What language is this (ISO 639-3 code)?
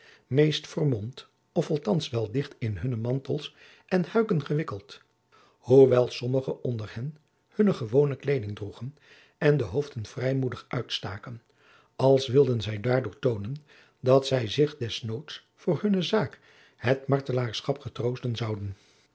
nld